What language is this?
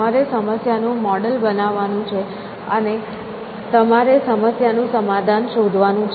Gujarati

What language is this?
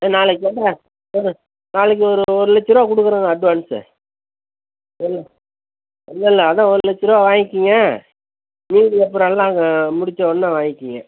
Tamil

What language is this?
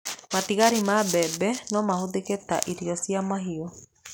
Kikuyu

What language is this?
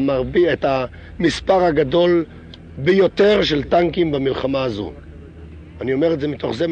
Hebrew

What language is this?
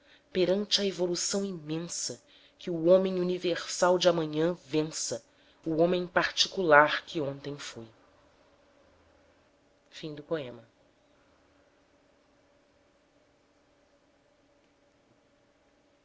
Portuguese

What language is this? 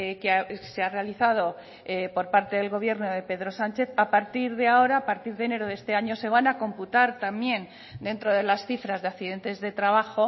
Spanish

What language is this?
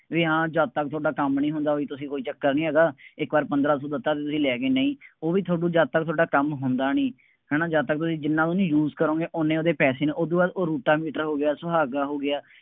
Punjabi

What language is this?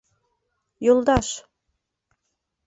Bashkir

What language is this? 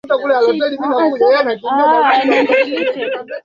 Swahili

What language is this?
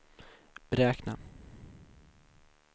Swedish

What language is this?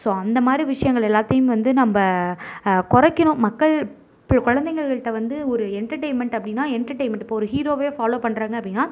Tamil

